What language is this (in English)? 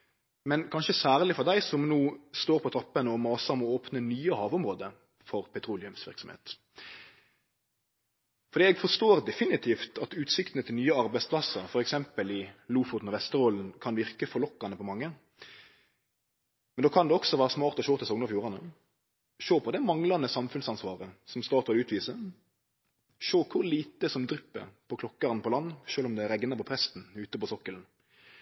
Norwegian Nynorsk